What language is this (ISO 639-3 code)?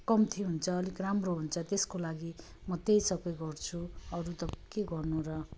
nep